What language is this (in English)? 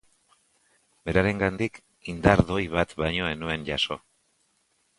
Basque